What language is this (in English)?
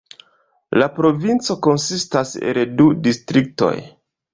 Esperanto